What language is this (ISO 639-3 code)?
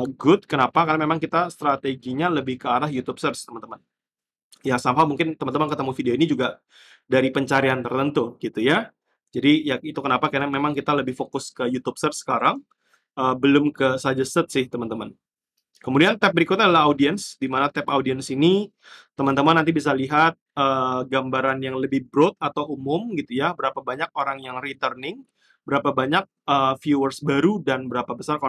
ind